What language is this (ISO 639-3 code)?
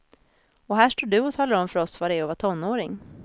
swe